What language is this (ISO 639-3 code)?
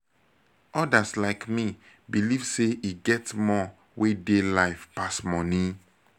pcm